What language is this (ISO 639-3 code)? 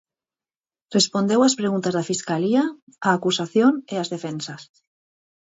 glg